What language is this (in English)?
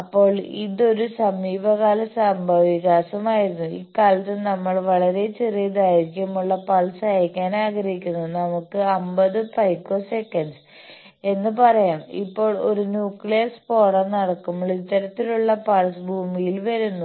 Malayalam